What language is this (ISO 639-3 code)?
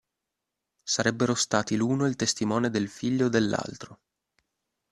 ita